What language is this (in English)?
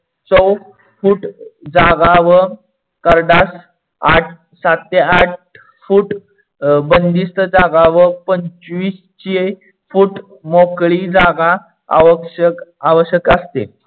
Marathi